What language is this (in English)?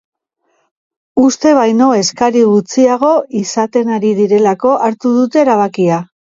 Basque